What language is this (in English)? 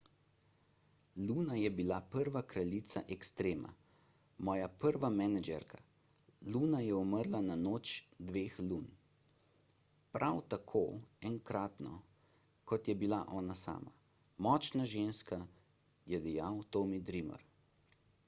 Slovenian